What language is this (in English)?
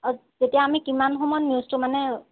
Assamese